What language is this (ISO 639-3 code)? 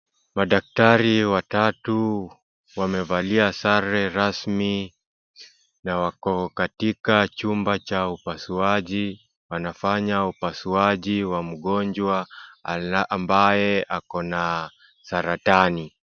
swa